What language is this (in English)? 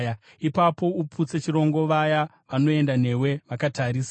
Shona